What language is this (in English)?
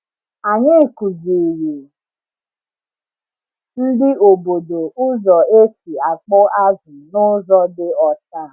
Igbo